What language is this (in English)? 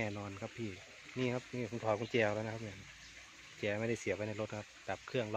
Thai